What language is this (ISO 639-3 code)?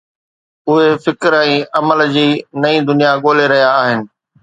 snd